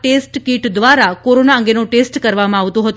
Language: Gujarati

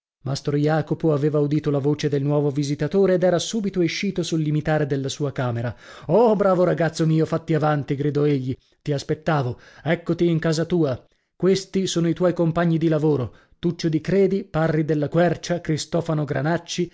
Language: Italian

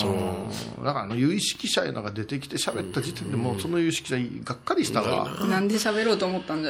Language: Japanese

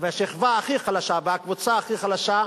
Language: Hebrew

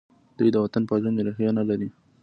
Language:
Pashto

